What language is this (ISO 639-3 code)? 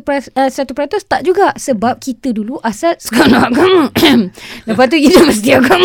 msa